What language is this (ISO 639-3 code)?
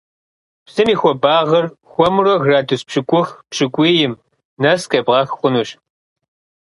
kbd